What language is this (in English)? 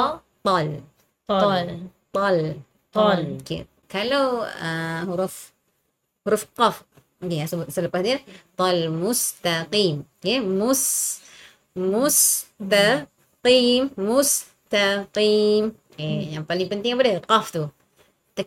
Malay